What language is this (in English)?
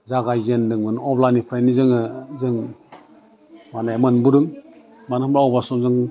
Bodo